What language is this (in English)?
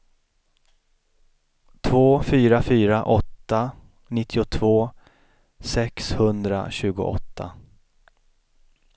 Swedish